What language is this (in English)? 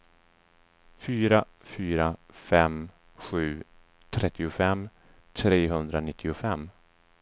Swedish